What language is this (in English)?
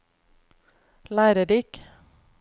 Norwegian